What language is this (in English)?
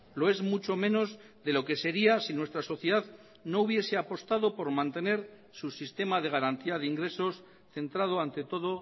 Spanish